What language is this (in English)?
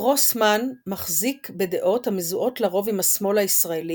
Hebrew